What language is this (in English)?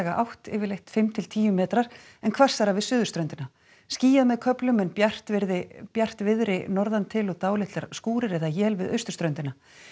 Icelandic